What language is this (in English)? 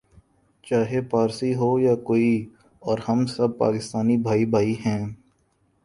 Urdu